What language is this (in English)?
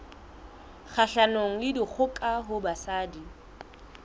Southern Sotho